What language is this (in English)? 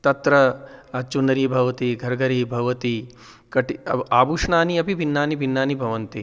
Sanskrit